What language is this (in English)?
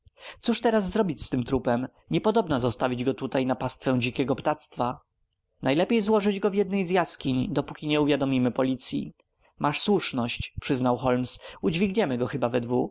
Polish